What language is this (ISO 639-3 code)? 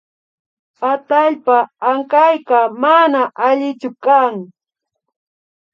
qvi